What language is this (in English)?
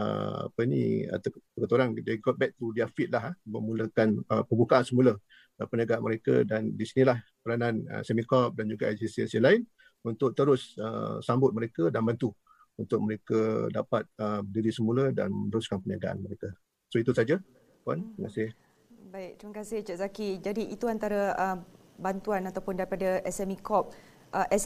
Malay